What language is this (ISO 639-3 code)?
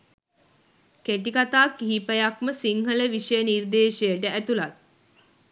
sin